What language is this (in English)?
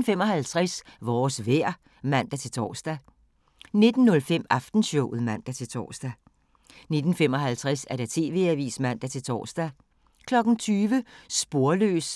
Danish